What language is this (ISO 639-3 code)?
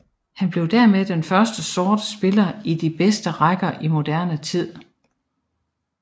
dan